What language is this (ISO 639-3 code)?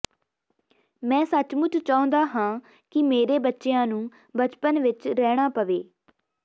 pan